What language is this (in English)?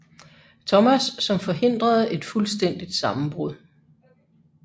Danish